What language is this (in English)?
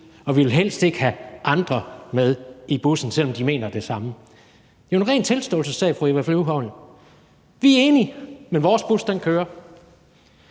Danish